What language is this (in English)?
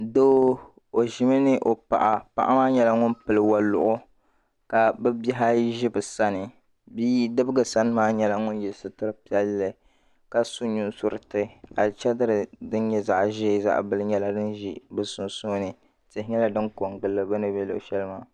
Dagbani